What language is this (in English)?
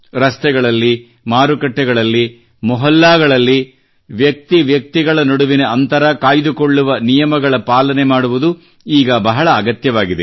Kannada